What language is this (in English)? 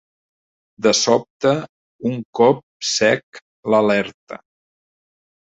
Catalan